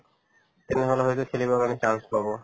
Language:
Assamese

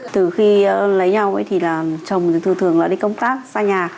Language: Vietnamese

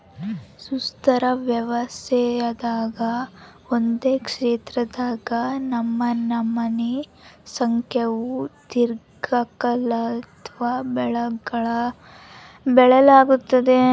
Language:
Kannada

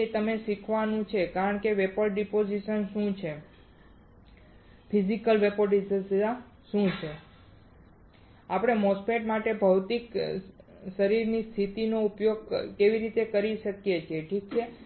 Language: Gujarati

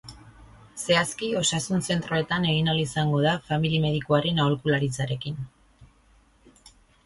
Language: Basque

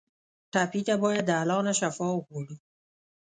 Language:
Pashto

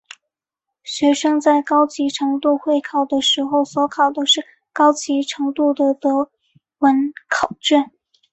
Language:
Chinese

